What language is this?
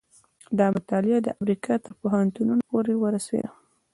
Pashto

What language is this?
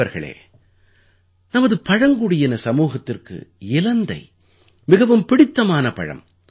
Tamil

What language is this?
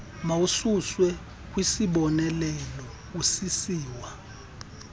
Xhosa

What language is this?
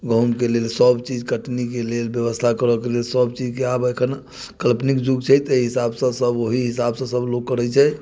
Maithili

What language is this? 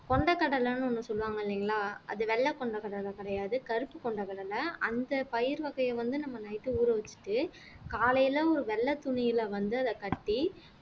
Tamil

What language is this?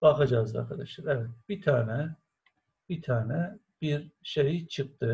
Turkish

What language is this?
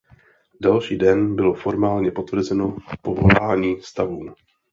Czech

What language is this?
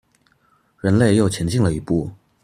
Chinese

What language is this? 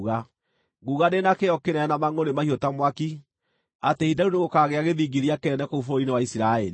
Kikuyu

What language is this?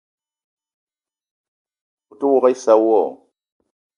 Eton (Cameroon)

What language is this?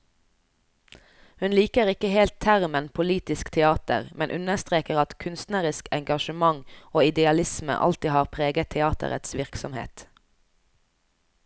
Norwegian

